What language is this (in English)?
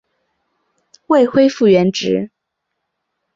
Chinese